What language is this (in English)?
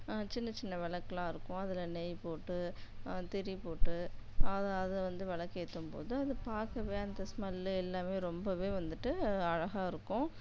Tamil